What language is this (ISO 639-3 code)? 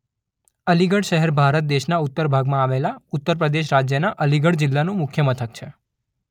guj